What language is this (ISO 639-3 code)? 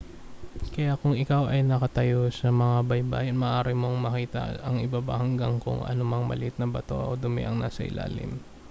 fil